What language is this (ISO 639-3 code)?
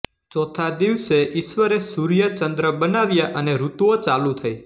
guj